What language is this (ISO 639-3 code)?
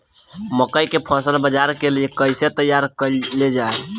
bho